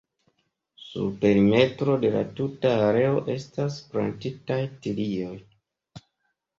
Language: Esperanto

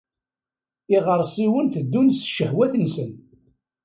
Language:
Kabyle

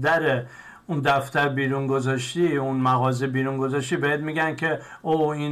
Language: Persian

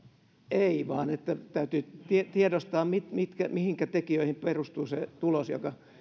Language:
Finnish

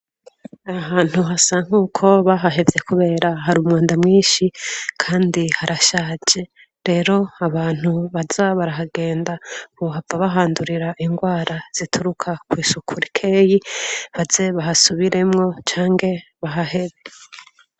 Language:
Rundi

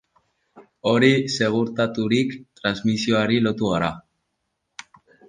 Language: Basque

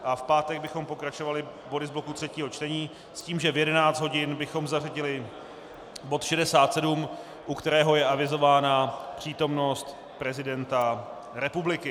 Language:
Czech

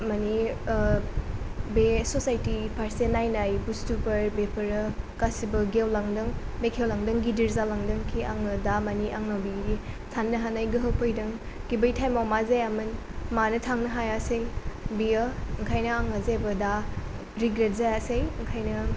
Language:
Bodo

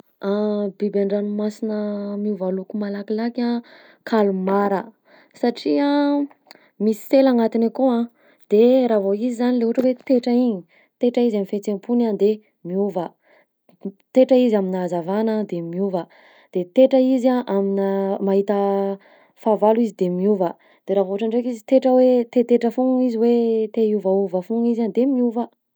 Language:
Southern Betsimisaraka Malagasy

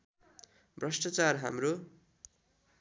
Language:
Nepali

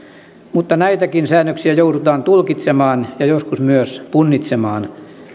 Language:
Finnish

